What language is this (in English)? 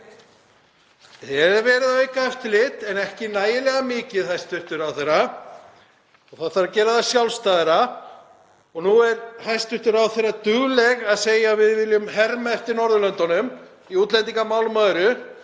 Icelandic